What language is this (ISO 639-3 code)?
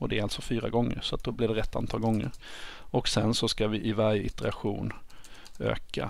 swe